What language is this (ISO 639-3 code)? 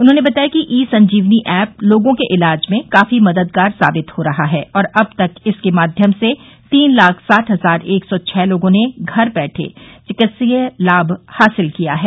hin